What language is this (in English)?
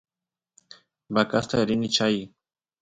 Santiago del Estero Quichua